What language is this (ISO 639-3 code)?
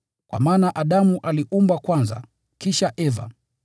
swa